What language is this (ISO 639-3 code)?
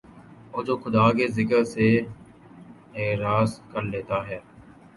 urd